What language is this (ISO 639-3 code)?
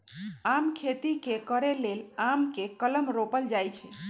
mag